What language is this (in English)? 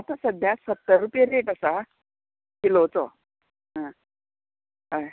Konkani